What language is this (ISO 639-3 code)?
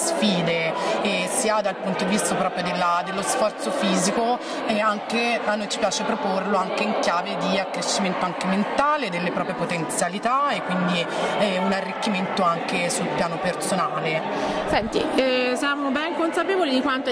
ita